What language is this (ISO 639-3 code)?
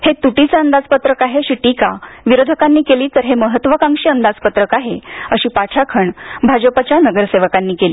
mar